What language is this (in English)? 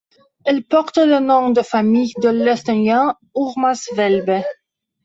French